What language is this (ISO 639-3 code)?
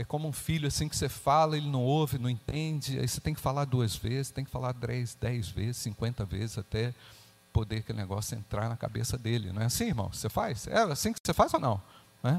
por